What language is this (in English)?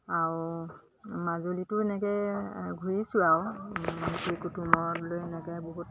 Assamese